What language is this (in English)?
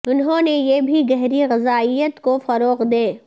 Urdu